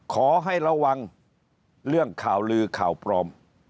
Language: Thai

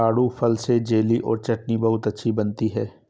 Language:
Hindi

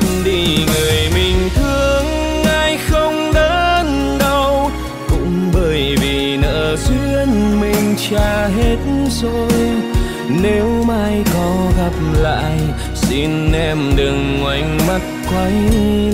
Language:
Vietnamese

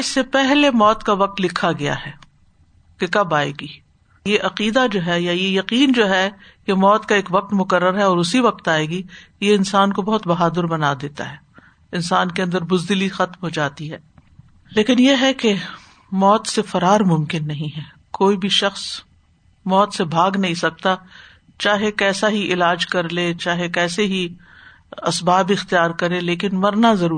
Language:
Urdu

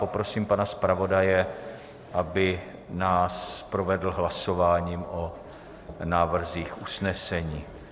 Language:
Czech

